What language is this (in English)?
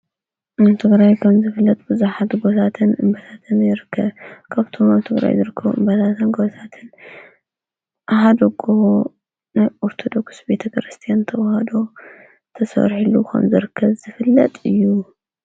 Tigrinya